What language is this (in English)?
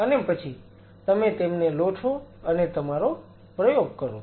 Gujarati